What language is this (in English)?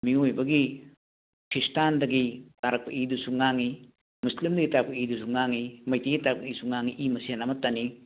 Manipuri